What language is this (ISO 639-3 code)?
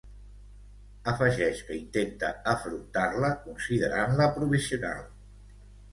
cat